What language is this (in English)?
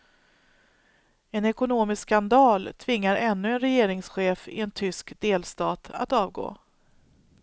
Swedish